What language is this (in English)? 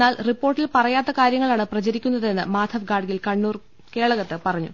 Malayalam